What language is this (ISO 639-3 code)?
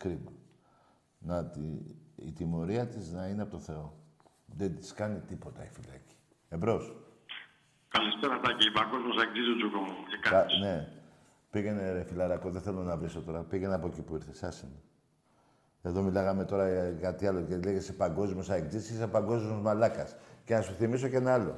ell